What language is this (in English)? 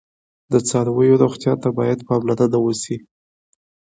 Pashto